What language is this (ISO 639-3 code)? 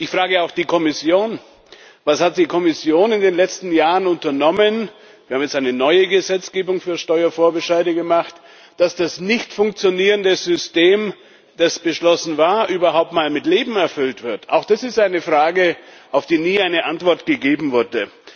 deu